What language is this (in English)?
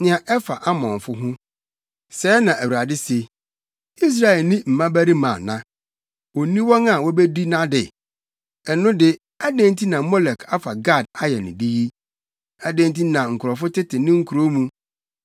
Akan